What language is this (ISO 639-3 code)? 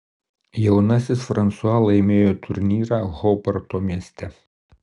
lit